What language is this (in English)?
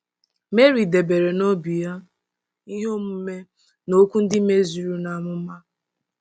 Igbo